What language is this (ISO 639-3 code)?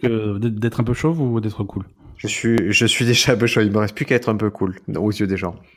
fra